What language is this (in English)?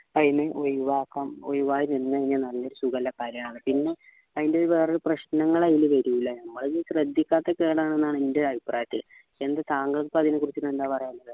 Malayalam